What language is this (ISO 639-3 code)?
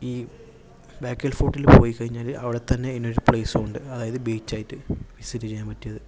mal